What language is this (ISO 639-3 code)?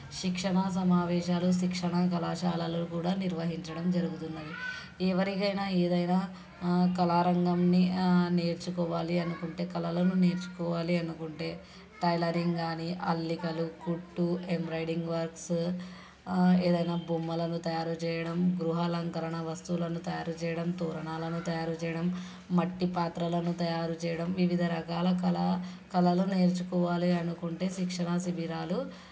tel